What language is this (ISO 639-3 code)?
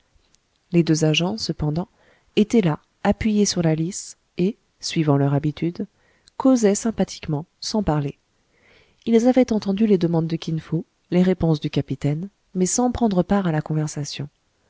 fra